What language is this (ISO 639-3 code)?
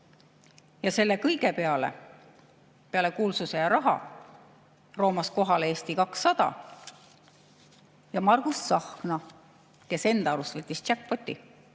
est